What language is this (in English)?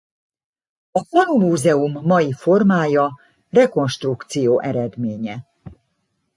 Hungarian